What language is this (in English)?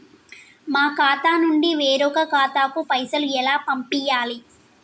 Telugu